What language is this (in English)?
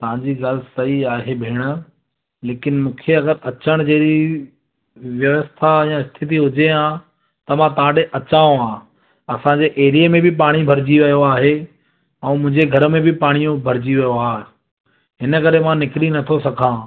Sindhi